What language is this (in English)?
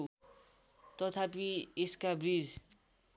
Nepali